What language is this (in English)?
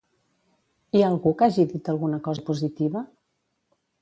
Catalan